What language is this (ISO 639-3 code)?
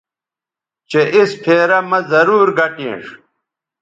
btv